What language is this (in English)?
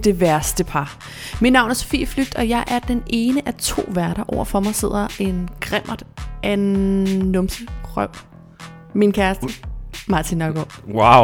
Danish